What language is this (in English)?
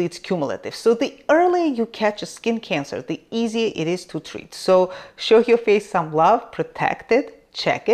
English